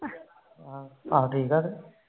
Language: Punjabi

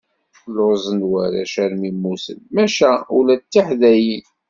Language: Kabyle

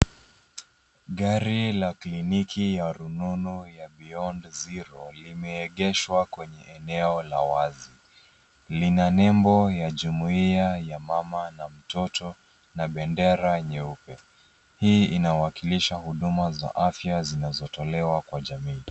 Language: Swahili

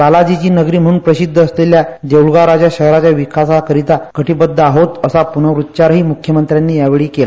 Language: Marathi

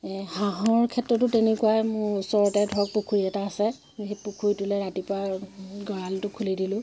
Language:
Assamese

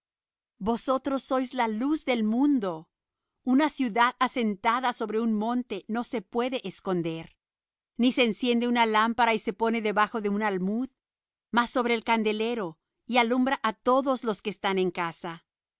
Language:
Spanish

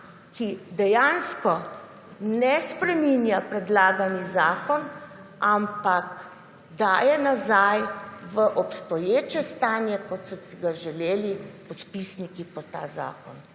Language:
Slovenian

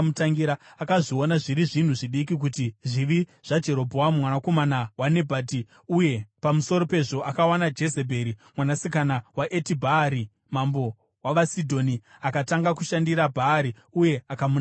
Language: Shona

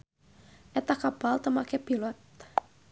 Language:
Sundanese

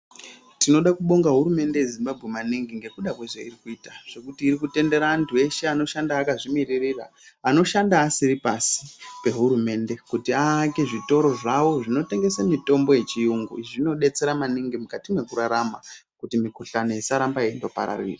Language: Ndau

